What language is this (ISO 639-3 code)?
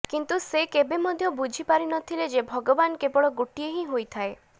ori